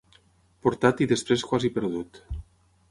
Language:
Catalan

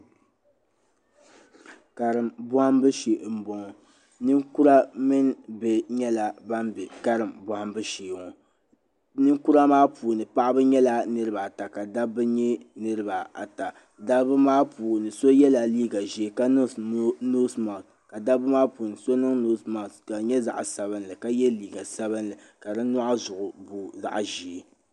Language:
Dagbani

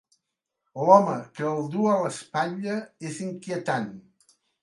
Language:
Catalan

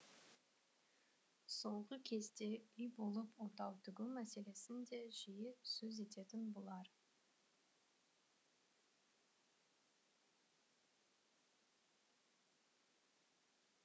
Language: Kazakh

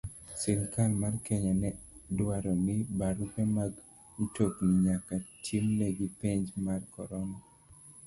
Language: Luo (Kenya and Tanzania)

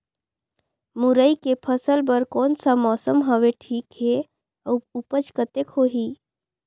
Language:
Chhattisgarhi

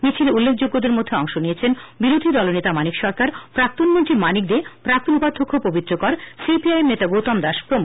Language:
Bangla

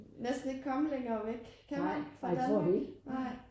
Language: Danish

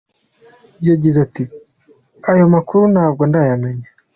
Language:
Kinyarwanda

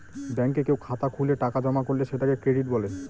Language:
Bangla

